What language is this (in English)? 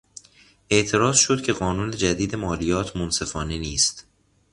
Persian